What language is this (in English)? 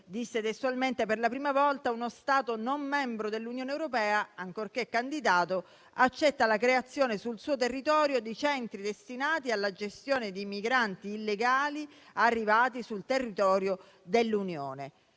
Italian